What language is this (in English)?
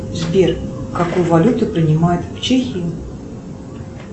Russian